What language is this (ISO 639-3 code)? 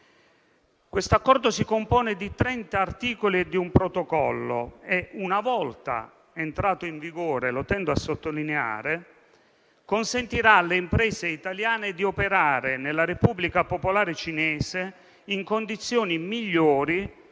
ita